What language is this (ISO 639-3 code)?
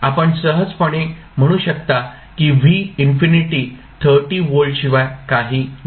mar